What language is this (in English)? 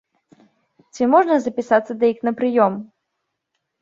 Belarusian